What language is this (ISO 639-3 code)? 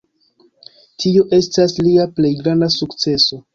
epo